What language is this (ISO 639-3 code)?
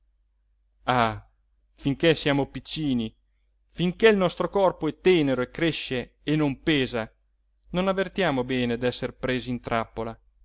ita